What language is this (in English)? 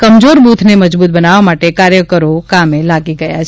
Gujarati